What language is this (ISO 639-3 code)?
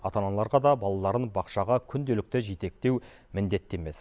kaz